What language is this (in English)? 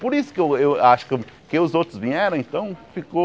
Portuguese